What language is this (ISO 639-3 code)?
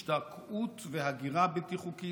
heb